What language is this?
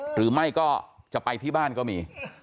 Thai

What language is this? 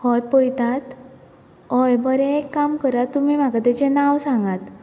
Konkani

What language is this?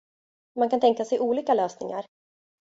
Swedish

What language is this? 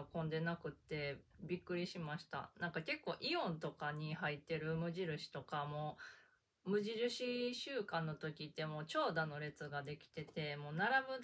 Japanese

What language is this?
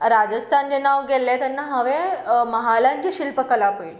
Konkani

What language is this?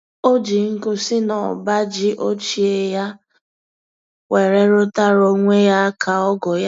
Igbo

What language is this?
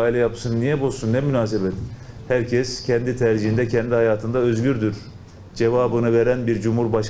Turkish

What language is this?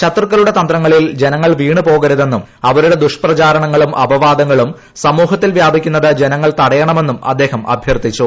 Malayalam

